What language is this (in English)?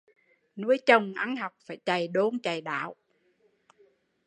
Vietnamese